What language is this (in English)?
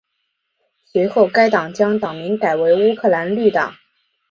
Chinese